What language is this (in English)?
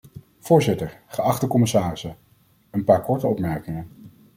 Dutch